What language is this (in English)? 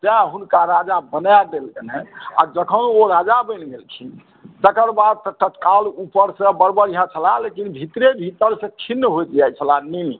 Maithili